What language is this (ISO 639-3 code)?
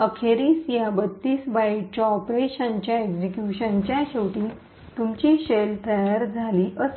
mar